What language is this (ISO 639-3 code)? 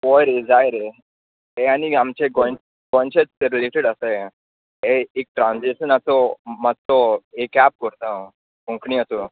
kok